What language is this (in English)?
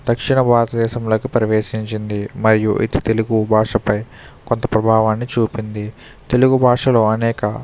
Telugu